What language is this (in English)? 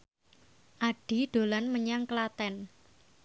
Javanese